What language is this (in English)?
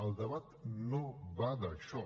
Catalan